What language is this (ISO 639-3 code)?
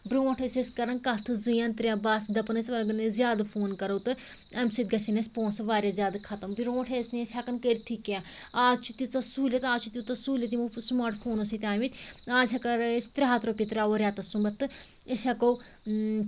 kas